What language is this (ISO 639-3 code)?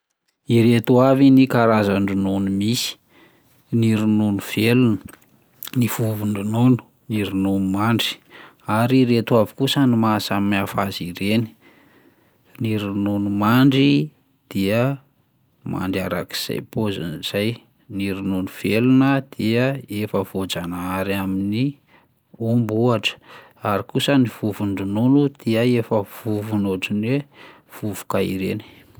mlg